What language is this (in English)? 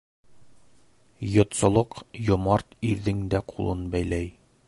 Bashkir